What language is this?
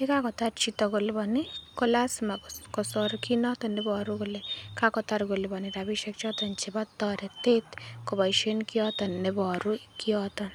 Kalenjin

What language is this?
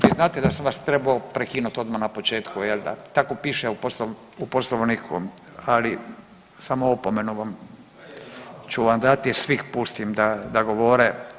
Croatian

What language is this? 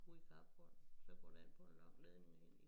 Danish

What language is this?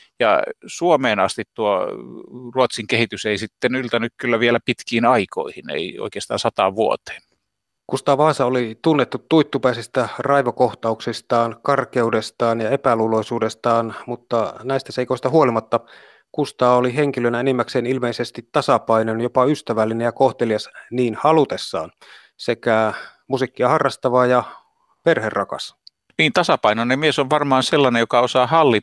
Finnish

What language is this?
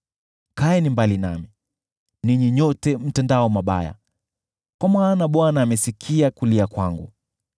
Swahili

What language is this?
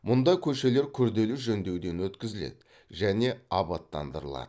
Kazakh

